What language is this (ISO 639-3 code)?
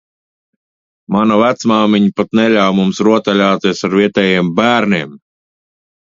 lav